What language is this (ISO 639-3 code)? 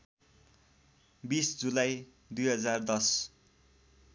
nep